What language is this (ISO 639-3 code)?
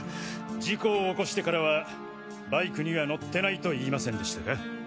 jpn